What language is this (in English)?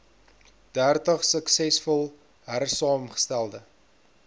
Afrikaans